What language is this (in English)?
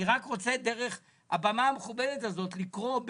Hebrew